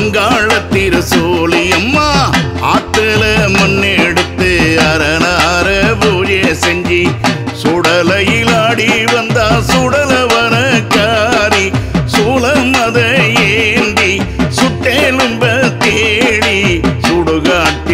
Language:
Arabic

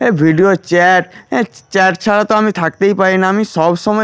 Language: Bangla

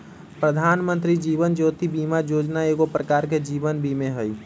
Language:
Magahi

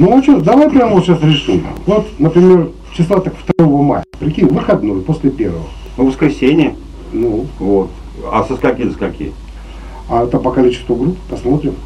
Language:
Russian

